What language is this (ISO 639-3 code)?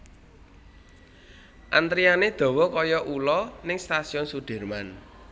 jav